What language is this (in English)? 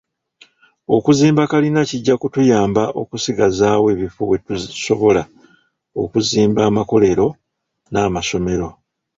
Ganda